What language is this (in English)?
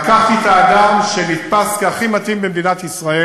Hebrew